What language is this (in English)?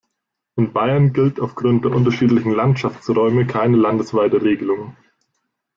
German